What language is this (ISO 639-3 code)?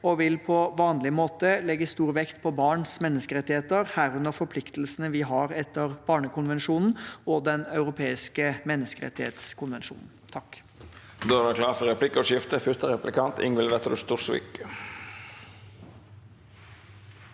nor